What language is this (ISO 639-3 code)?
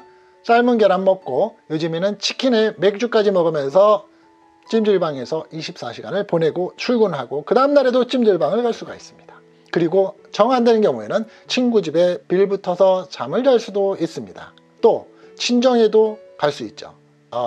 kor